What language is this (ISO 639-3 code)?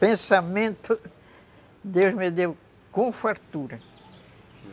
por